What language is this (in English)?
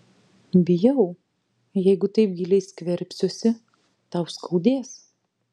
Lithuanian